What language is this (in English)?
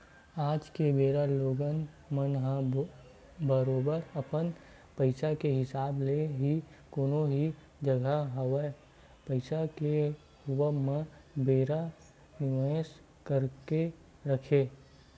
Chhattisgarhi